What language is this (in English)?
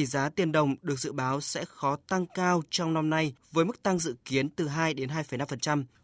Vietnamese